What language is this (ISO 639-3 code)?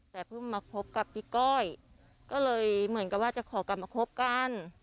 tha